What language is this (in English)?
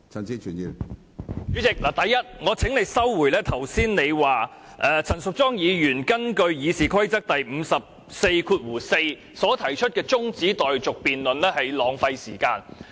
Cantonese